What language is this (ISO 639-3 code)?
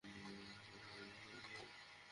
ben